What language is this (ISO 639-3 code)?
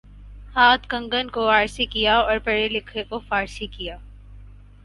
urd